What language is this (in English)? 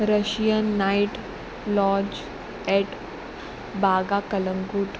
Konkani